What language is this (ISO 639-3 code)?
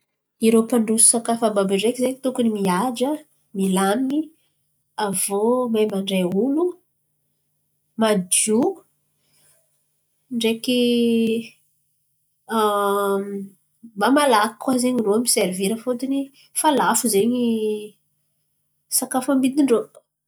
xmv